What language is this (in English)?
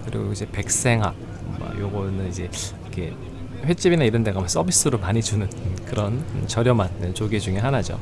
Korean